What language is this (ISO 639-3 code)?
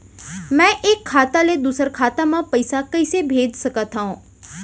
hne